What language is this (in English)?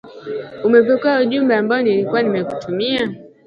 Swahili